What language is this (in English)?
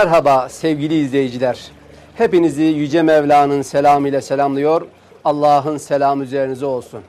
Turkish